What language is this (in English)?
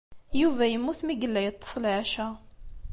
Kabyle